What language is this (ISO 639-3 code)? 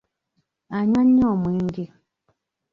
lug